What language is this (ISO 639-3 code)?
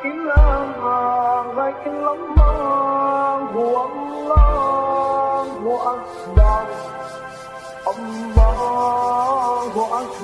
eng